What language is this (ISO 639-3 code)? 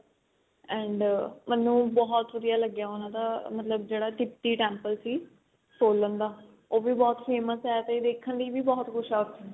pan